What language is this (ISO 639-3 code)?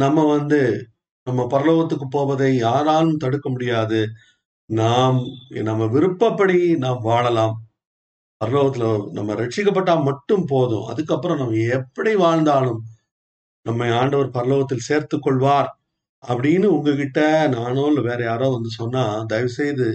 tam